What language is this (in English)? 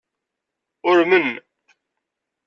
Kabyle